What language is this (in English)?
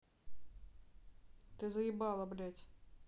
Russian